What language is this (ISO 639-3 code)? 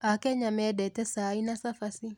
kik